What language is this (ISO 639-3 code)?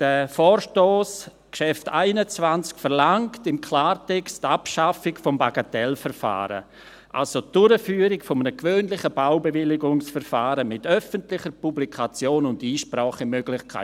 gsw